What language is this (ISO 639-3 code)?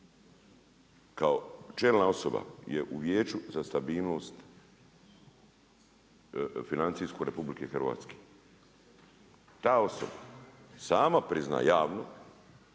hrv